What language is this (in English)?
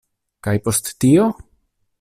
Esperanto